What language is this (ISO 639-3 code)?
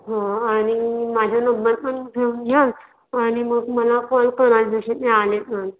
mar